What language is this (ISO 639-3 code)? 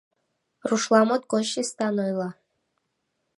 chm